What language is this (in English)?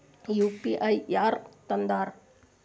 Kannada